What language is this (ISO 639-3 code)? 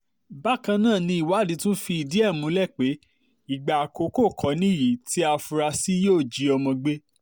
yor